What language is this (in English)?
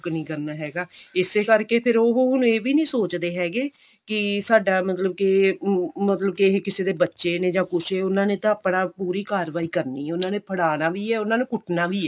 Punjabi